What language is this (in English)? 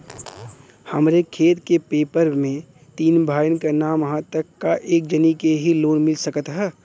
Bhojpuri